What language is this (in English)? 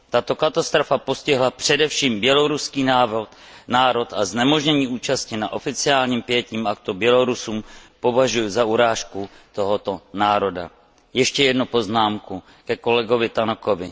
Czech